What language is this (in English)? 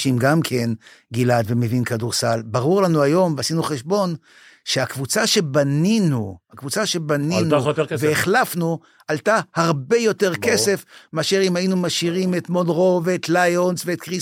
Hebrew